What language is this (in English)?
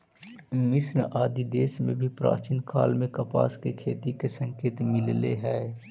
Magahi